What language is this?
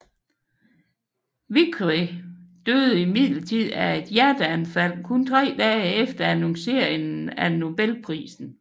Danish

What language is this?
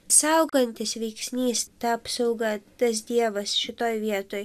Lithuanian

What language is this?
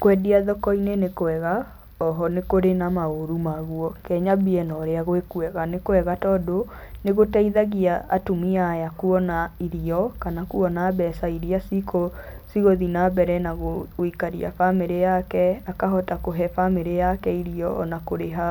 Kikuyu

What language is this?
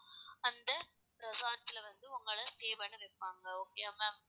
Tamil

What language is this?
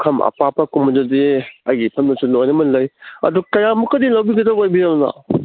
Manipuri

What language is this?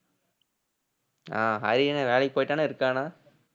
Tamil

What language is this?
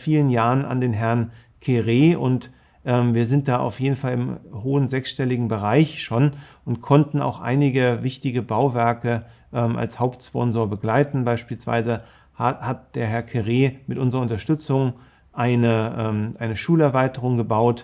German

